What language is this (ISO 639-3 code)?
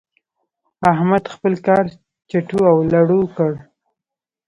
pus